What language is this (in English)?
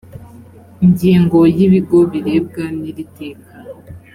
Kinyarwanda